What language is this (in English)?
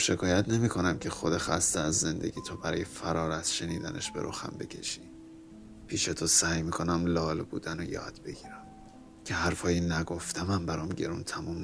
Persian